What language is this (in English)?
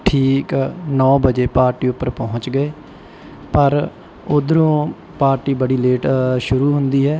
Punjabi